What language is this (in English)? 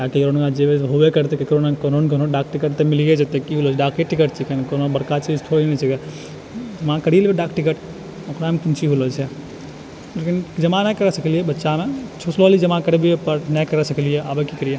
Maithili